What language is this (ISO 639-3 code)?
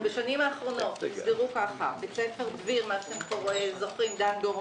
heb